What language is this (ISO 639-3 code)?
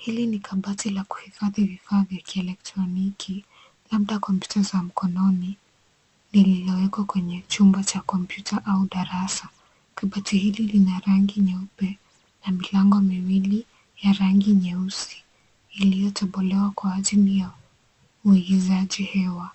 swa